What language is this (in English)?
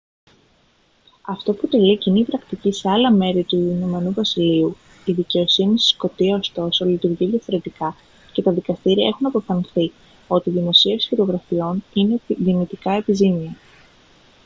Greek